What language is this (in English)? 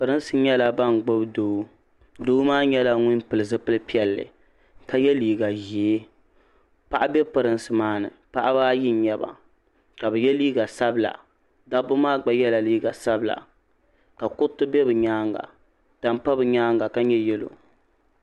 Dagbani